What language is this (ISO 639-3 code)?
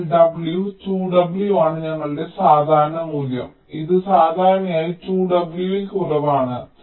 mal